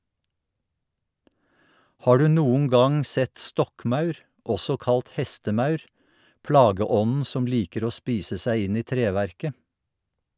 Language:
Norwegian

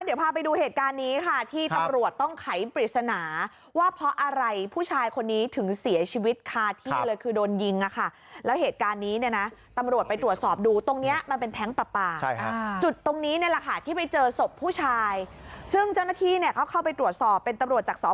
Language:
Thai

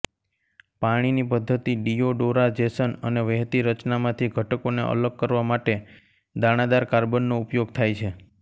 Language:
Gujarati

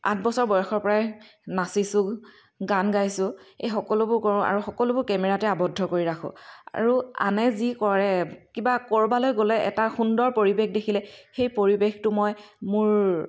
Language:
Assamese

